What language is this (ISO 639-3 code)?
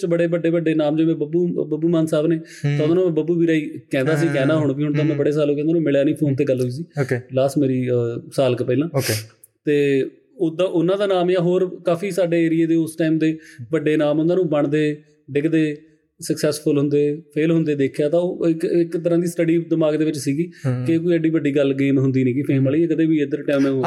pan